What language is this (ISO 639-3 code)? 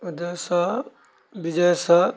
mai